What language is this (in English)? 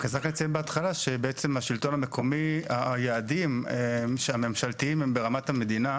Hebrew